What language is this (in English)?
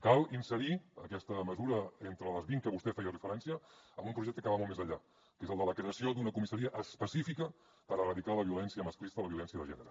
Catalan